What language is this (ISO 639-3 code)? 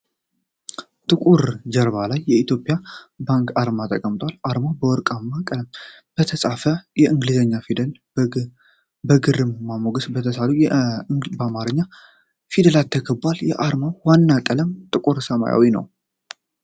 amh